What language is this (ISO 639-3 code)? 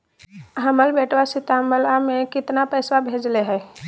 mag